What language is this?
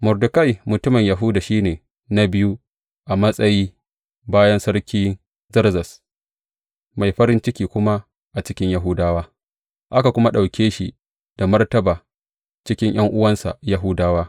Hausa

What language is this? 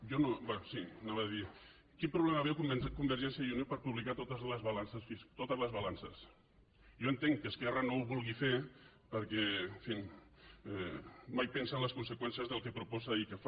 Catalan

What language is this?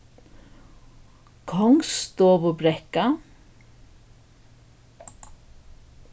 Faroese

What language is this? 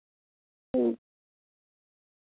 Dogri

